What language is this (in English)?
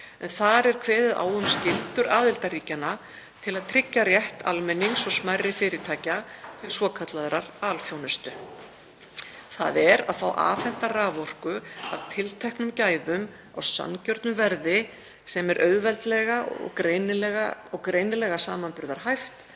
Icelandic